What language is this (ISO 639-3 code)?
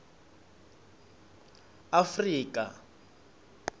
ssw